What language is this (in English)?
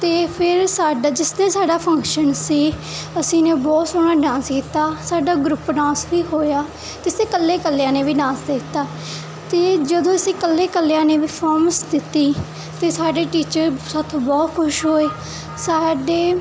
Punjabi